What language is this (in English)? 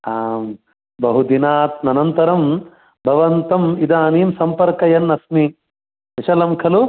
Sanskrit